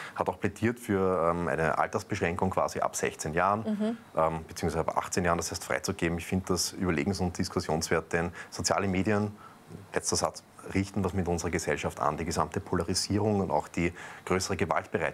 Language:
German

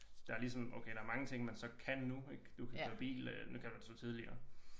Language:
Danish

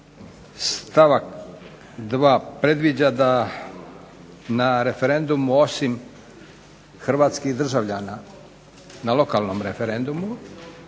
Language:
Croatian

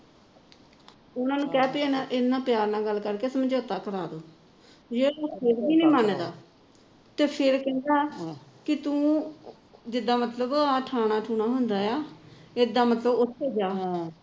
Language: Punjabi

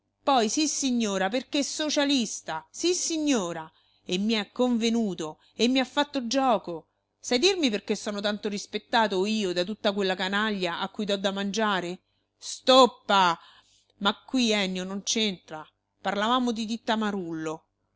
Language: Italian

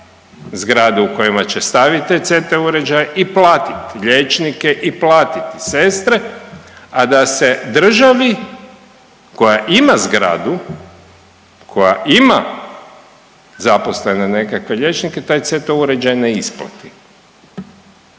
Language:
Croatian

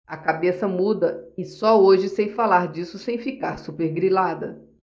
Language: Portuguese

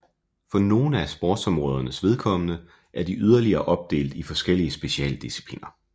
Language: Danish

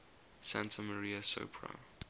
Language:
English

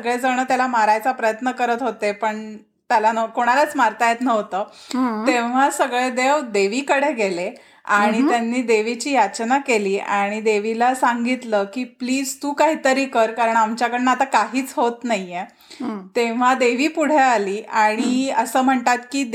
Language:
Marathi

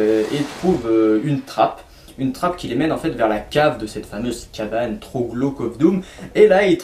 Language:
French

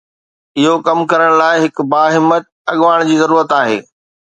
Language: Sindhi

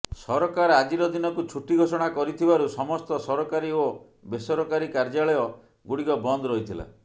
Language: Odia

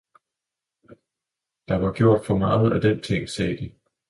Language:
Danish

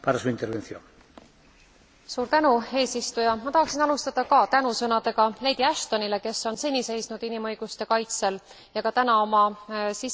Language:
Estonian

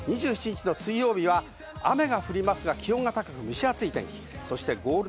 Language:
Japanese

